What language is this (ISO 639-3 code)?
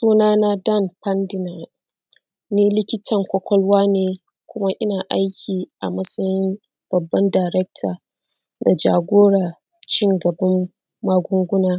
hau